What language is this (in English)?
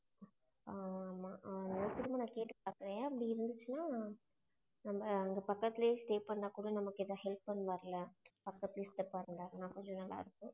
Tamil